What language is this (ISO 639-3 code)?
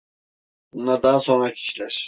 tur